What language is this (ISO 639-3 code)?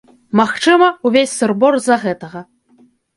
bel